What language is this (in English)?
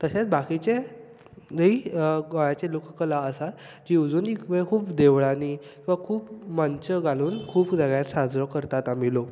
Konkani